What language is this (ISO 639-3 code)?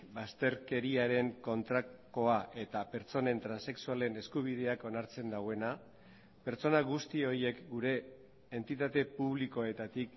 eus